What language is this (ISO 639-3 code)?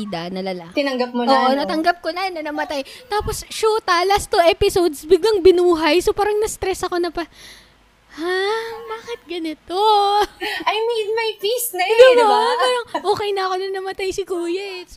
fil